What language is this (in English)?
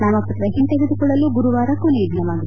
Kannada